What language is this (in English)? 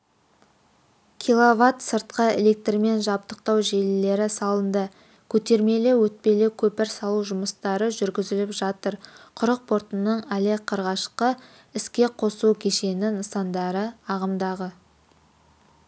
Kazakh